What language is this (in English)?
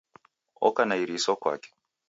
Taita